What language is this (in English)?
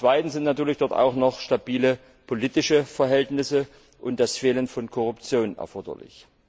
German